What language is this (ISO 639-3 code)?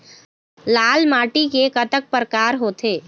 hne